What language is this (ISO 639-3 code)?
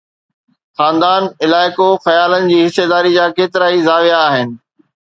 snd